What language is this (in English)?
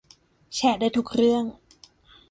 Thai